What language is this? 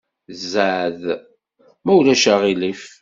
Kabyle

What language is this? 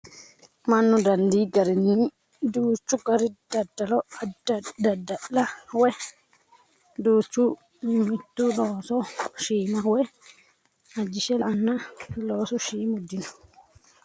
Sidamo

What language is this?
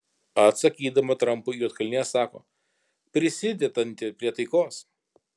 Lithuanian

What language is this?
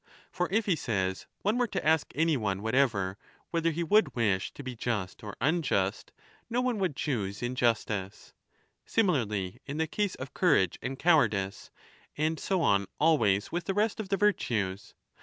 English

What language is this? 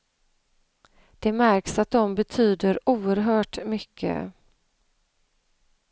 Swedish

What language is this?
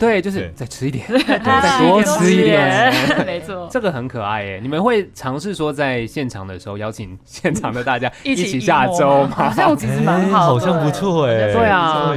Chinese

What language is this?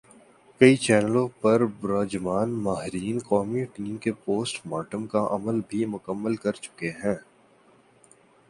Urdu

